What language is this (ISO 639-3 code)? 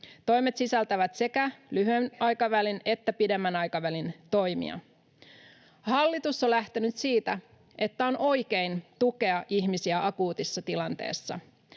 fin